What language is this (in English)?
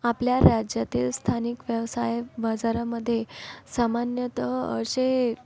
Marathi